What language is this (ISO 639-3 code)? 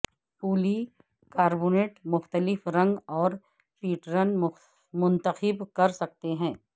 urd